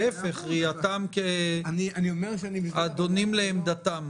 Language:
Hebrew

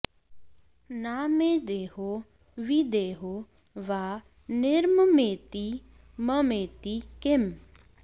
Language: Sanskrit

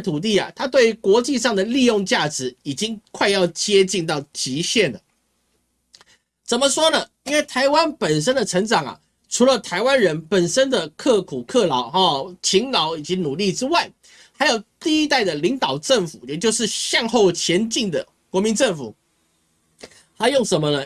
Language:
Chinese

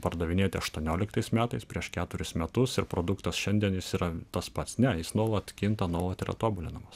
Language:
Lithuanian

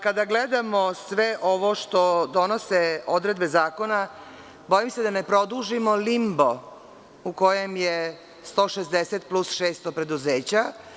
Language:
Serbian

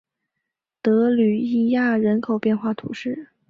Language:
Chinese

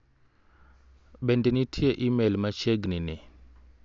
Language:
Luo (Kenya and Tanzania)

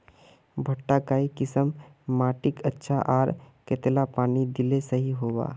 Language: Magahi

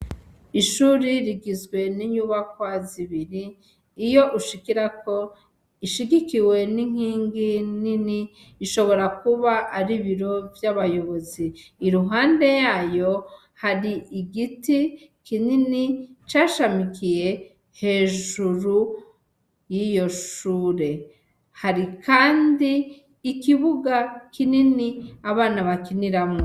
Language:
Rundi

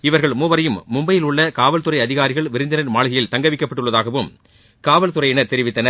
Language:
Tamil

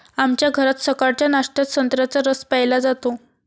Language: Marathi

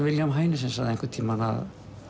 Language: Icelandic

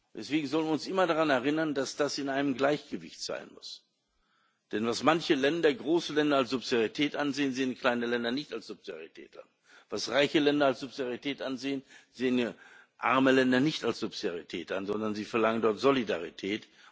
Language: German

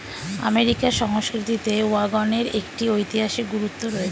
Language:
Bangla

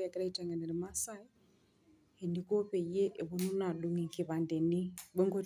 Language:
Masai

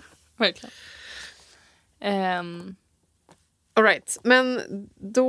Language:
Swedish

